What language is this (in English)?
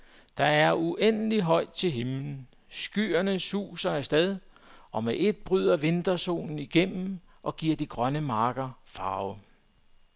Danish